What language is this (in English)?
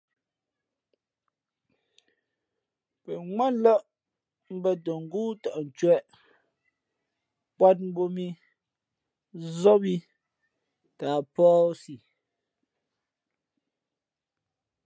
Fe'fe'